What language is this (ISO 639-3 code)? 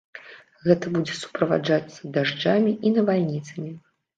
bel